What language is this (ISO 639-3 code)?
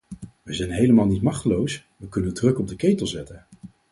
nld